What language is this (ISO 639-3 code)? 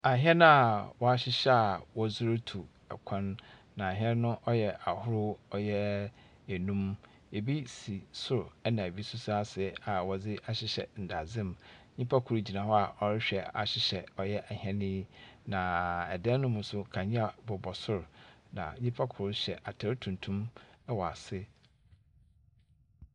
aka